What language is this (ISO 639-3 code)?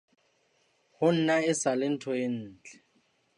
sot